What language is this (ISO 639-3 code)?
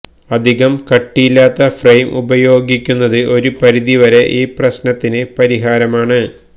mal